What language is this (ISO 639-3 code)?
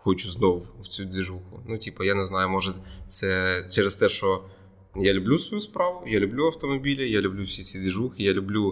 ukr